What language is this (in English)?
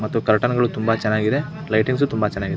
Kannada